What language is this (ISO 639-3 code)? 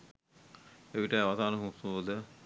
sin